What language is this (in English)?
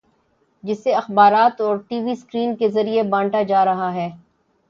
Urdu